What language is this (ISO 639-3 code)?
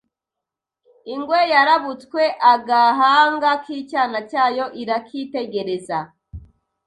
kin